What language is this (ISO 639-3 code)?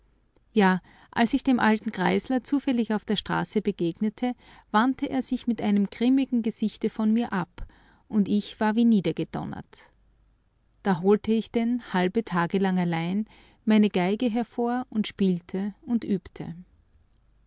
deu